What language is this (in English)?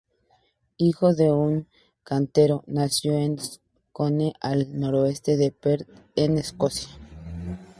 Spanish